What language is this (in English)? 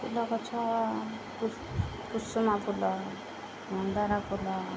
Odia